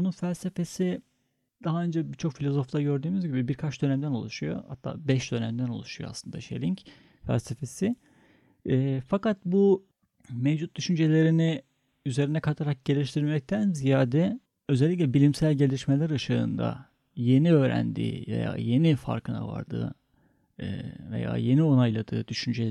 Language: Turkish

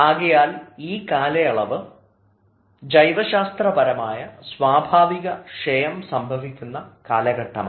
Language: Malayalam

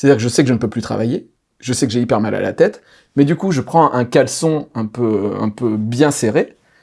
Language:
French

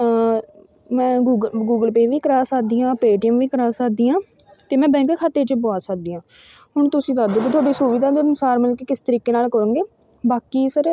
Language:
Punjabi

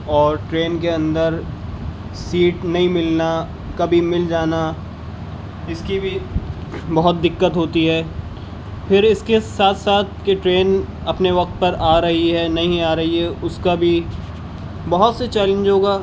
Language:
Urdu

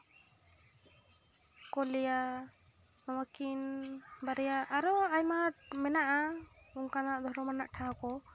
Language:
Santali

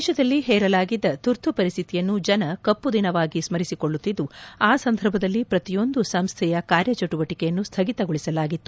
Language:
Kannada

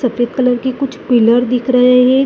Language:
Hindi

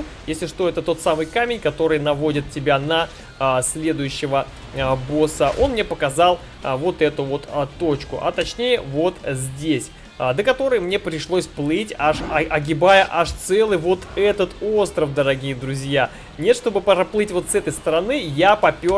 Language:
Russian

